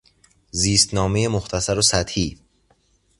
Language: Persian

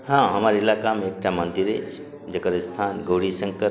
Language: Maithili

